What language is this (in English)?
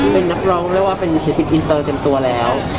Thai